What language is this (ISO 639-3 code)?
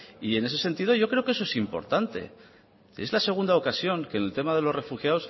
spa